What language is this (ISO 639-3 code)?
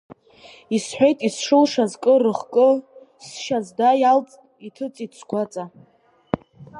abk